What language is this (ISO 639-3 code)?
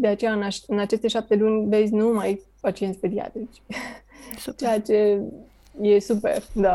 ron